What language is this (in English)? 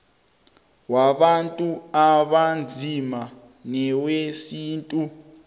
South Ndebele